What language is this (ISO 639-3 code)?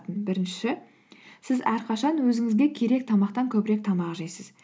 kaz